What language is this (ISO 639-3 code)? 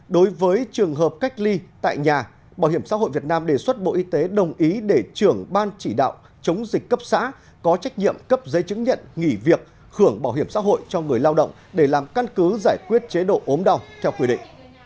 vie